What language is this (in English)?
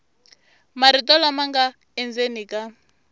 Tsonga